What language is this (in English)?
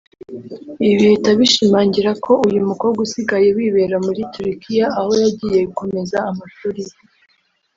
Kinyarwanda